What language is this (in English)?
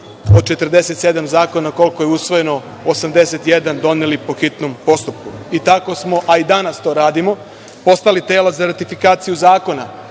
Serbian